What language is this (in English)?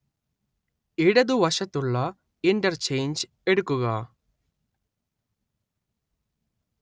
Malayalam